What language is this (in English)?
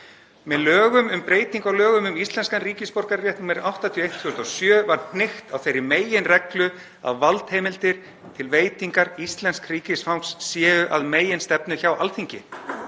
Icelandic